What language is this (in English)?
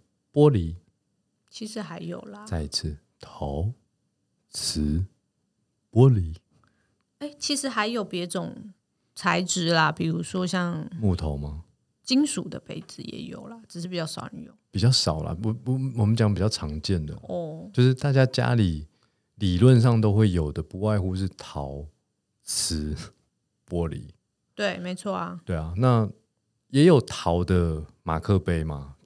Chinese